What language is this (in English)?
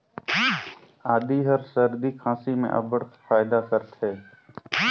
Chhattisgarhi